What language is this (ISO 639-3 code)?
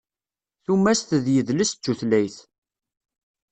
kab